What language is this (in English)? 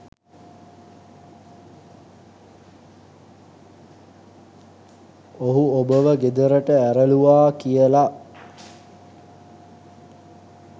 Sinhala